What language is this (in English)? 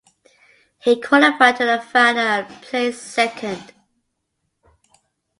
English